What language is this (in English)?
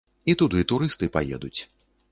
Belarusian